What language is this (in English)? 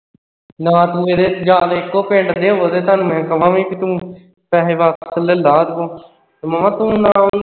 Punjabi